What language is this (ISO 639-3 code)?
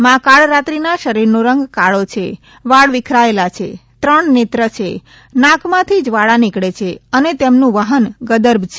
guj